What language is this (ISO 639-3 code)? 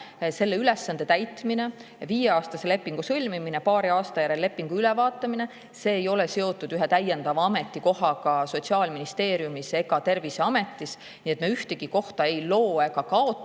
est